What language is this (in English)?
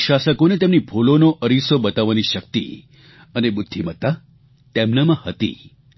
Gujarati